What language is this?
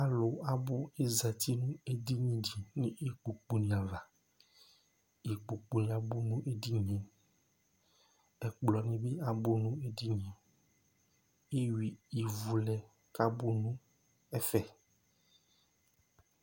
Ikposo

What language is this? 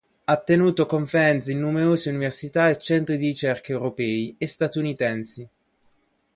Italian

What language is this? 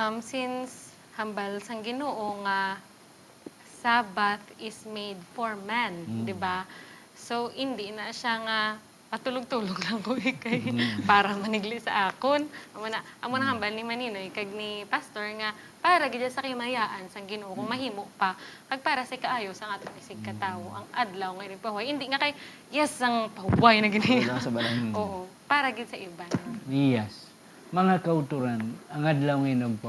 Filipino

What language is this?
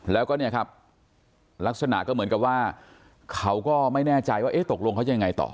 Thai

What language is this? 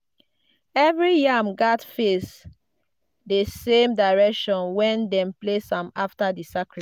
Nigerian Pidgin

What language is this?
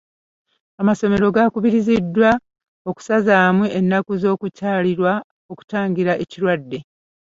Ganda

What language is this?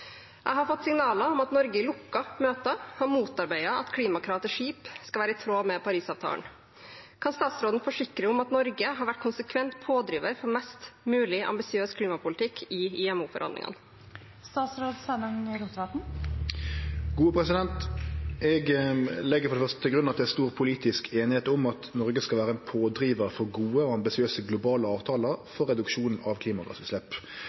Norwegian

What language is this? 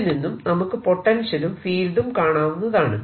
Malayalam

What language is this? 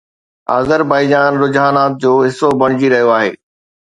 Sindhi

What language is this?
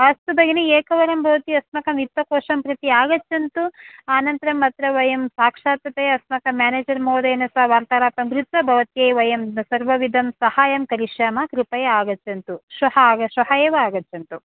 Sanskrit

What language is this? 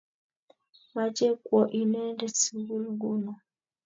Kalenjin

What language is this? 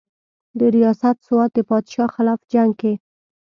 Pashto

